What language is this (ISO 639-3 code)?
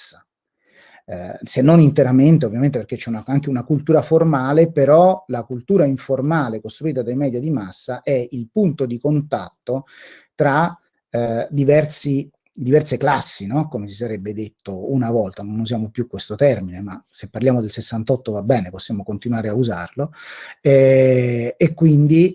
ita